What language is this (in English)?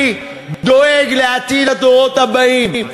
Hebrew